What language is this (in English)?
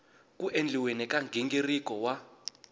Tsonga